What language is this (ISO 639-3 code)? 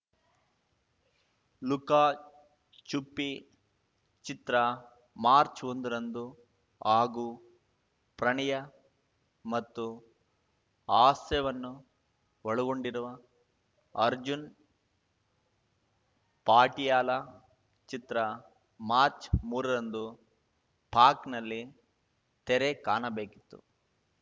kan